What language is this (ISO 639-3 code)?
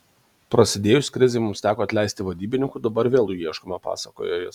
lit